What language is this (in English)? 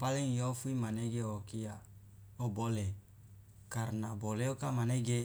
Loloda